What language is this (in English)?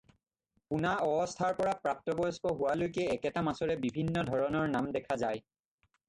Assamese